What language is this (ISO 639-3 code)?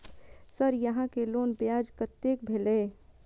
mai